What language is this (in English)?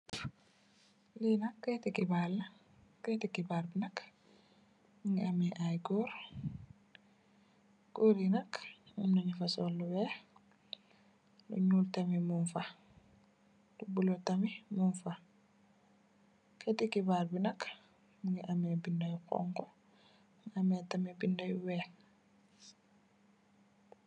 Wolof